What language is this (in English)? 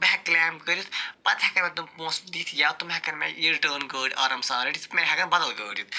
Kashmiri